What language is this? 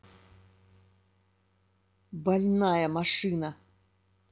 Russian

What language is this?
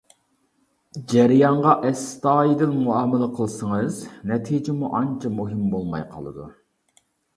Uyghur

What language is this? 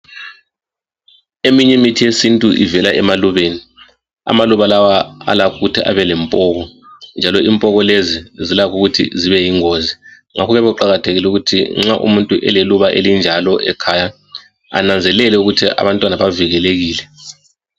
North Ndebele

